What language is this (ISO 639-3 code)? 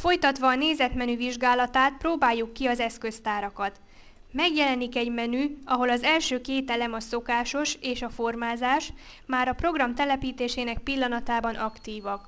hun